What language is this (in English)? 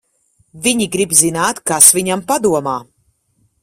Latvian